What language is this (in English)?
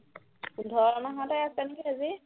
Assamese